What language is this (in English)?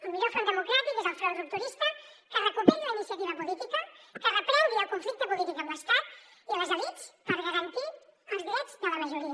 Catalan